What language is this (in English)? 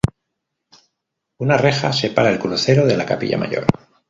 Spanish